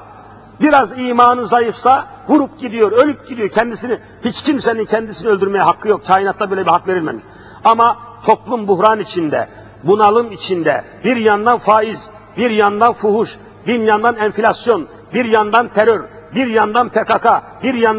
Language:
Turkish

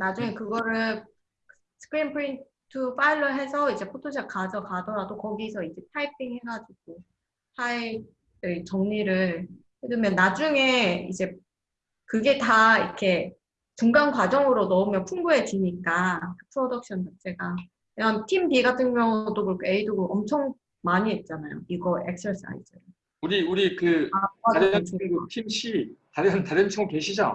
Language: Korean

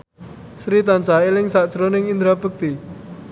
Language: Javanese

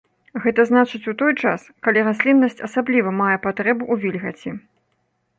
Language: Belarusian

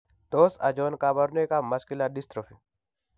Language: Kalenjin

